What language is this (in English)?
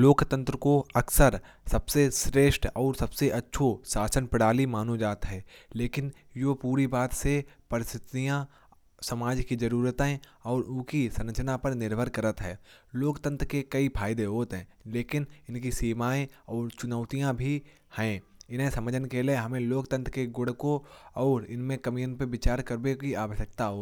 Kanauji